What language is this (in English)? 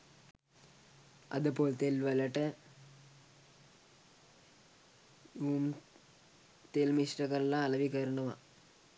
Sinhala